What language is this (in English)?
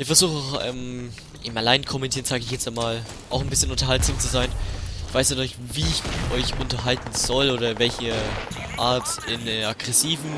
German